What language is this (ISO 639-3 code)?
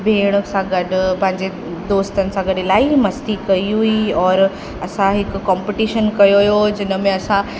snd